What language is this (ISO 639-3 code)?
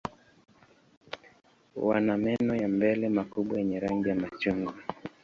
swa